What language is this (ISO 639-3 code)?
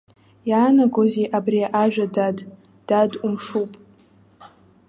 abk